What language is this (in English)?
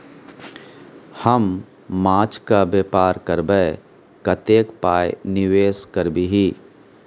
Maithili